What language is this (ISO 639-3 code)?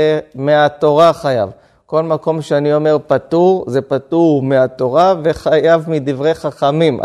heb